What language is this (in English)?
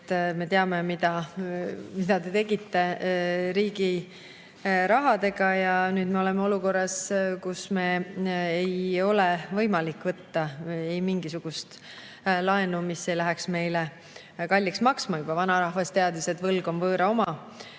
Estonian